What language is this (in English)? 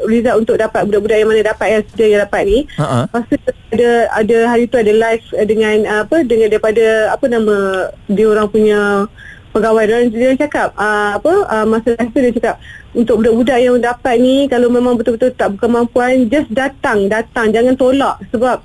Malay